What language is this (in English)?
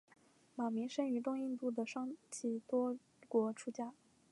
Chinese